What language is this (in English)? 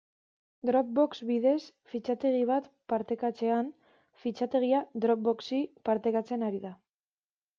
Basque